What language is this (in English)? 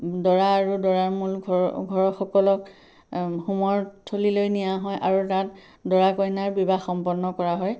Assamese